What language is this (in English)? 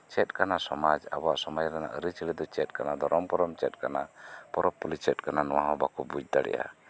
Santali